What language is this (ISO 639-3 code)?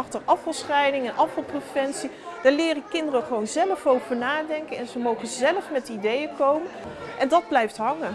nld